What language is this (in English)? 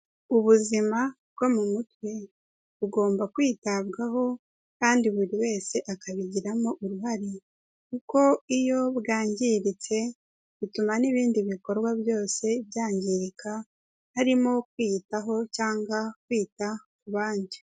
Kinyarwanda